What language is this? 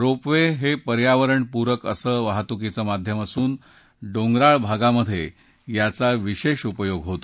Marathi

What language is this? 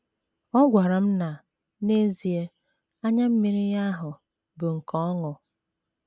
Igbo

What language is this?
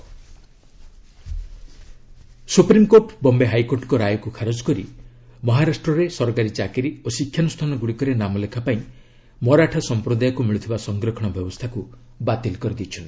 Odia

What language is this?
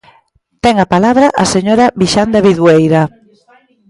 Galician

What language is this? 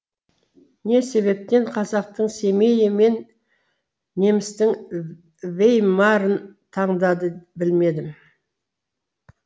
Kazakh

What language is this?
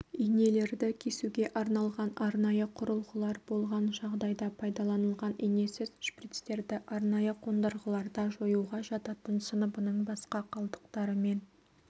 Kazakh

